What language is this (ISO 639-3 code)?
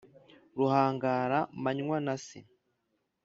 kin